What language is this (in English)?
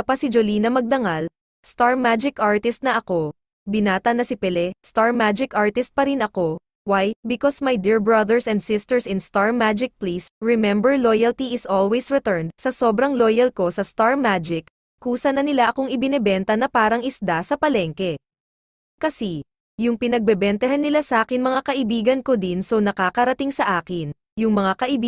Filipino